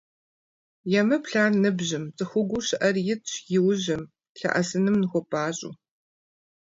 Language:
Kabardian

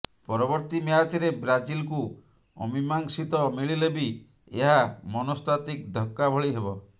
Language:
Odia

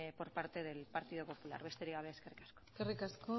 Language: Basque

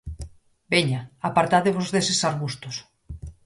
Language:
Galician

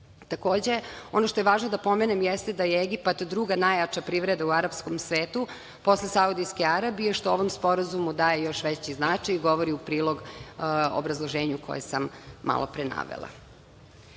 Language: Serbian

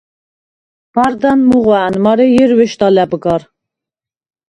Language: Svan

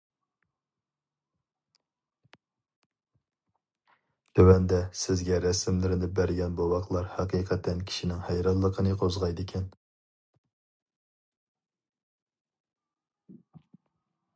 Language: Uyghur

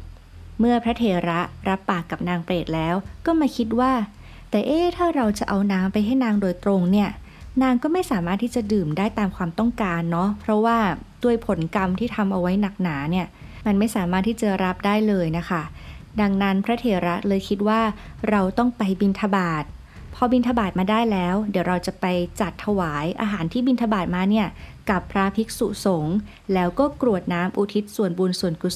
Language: Thai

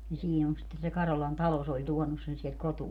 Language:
Finnish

